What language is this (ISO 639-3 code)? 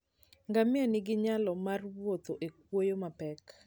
luo